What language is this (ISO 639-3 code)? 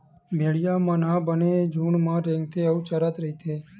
hne